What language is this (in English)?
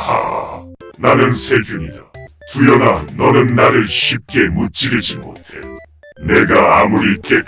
Korean